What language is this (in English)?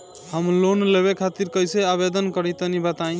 Bhojpuri